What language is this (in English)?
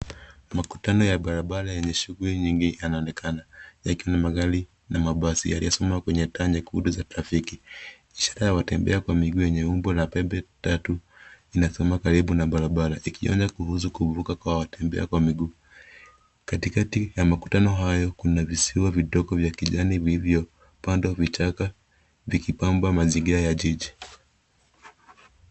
Swahili